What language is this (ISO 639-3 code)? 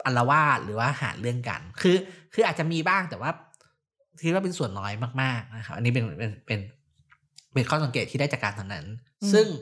tha